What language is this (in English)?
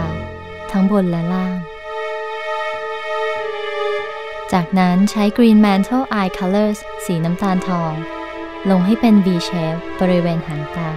Thai